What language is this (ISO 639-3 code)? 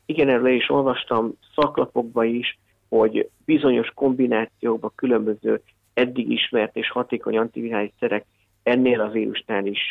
hun